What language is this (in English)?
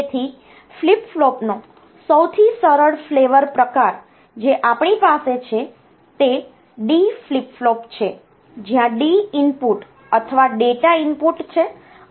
Gujarati